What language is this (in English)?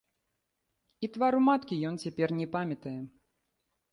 Belarusian